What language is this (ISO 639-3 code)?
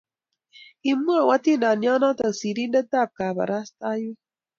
kln